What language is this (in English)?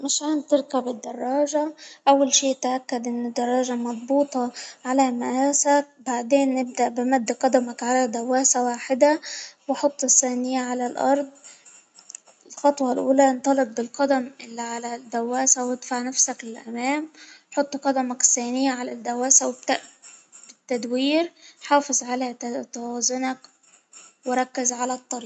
Hijazi Arabic